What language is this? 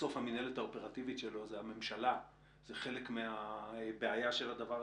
Hebrew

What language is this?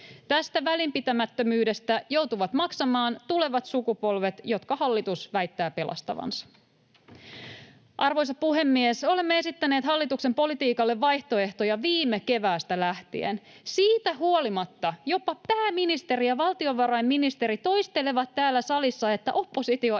Finnish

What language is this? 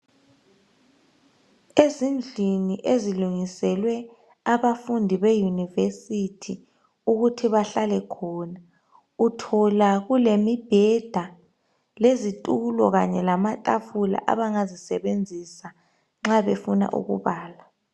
North Ndebele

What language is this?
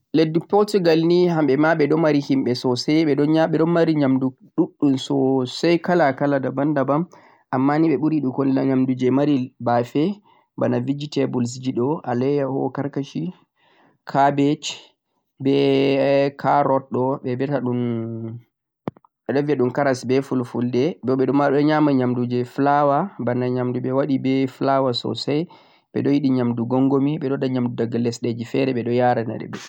Central-Eastern Niger Fulfulde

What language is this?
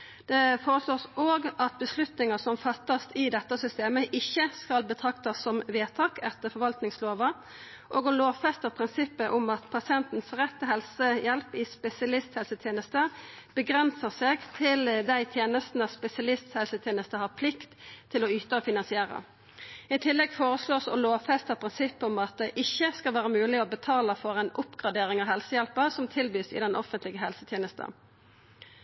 Norwegian Nynorsk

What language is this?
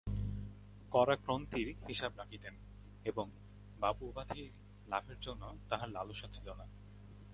Bangla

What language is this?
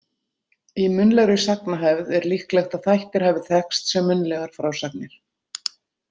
Icelandic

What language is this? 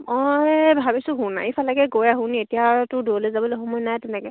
Assamese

